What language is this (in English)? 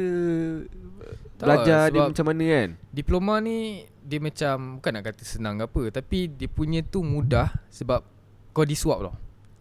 Malay